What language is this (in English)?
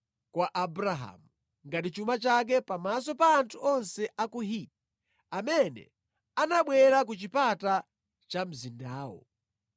Nyanja